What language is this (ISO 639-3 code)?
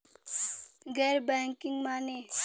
bho